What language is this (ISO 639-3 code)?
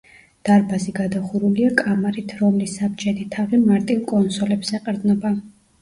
kat